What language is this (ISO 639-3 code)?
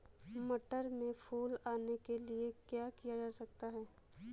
hin